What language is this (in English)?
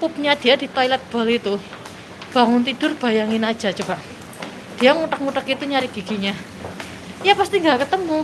Indonesian